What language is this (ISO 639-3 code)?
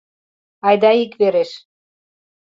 chm